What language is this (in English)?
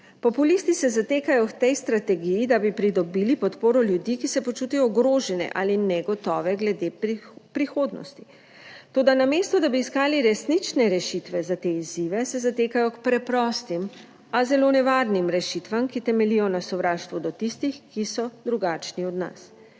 Slovenian